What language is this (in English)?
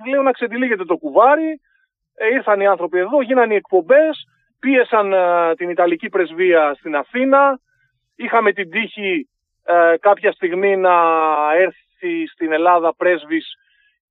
Greek